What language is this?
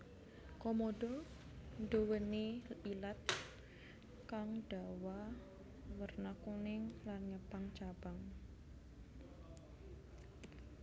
Javanese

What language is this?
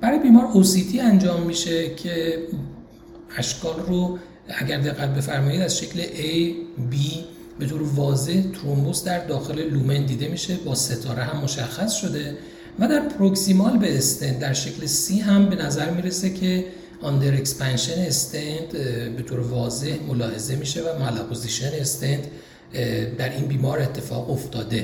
Persian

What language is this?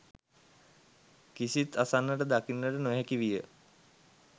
Sinhala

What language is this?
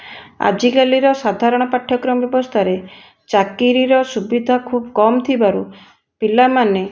Odia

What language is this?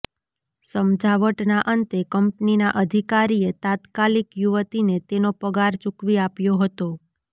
Gujarati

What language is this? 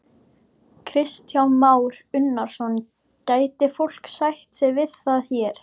Icelandic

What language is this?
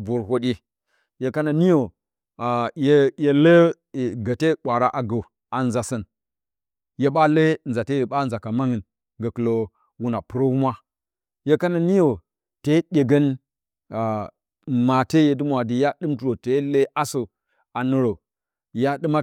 Bacama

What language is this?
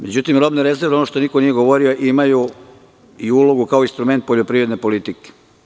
Serbian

